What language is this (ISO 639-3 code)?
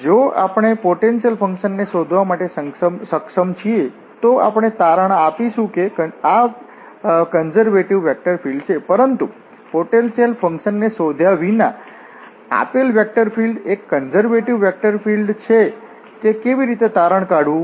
guj